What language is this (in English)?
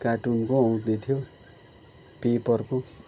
Nepali